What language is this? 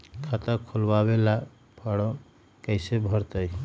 Magahi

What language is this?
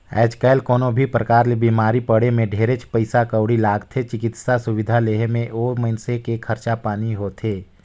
Chhattisgarhi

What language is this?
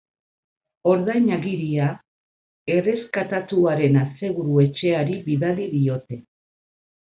Basque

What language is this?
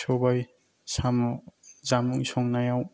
Bodo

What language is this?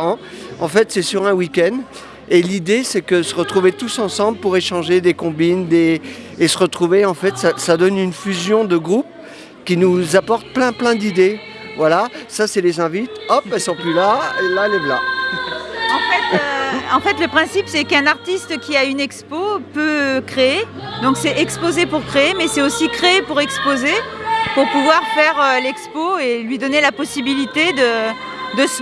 French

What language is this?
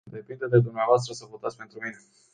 Romanian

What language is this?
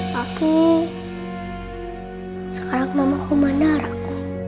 Indonesian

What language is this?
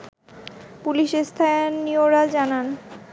Bangla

